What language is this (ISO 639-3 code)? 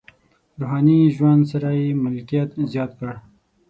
pus